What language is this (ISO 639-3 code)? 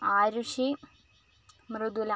mal